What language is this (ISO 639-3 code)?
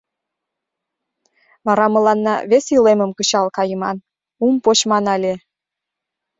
chm